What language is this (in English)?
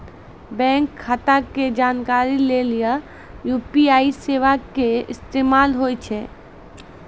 Maithili